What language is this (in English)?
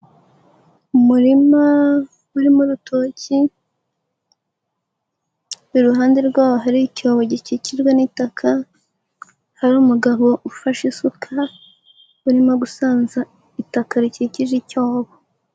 Kinyarwanda